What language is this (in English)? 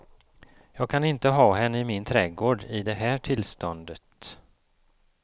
Swedish